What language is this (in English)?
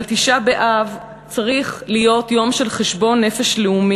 Hebrew